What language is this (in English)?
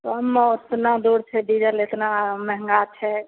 Maithili